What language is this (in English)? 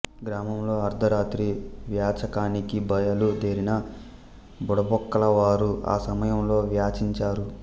Telugu